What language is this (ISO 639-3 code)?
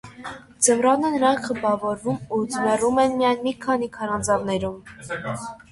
hye